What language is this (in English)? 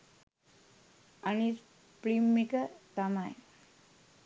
Sinhala